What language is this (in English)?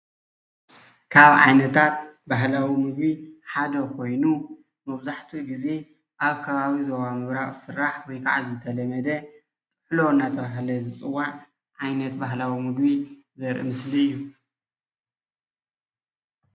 Tigrinya